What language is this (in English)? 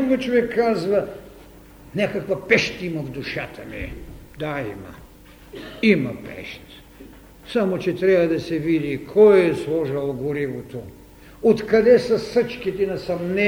Bulgarian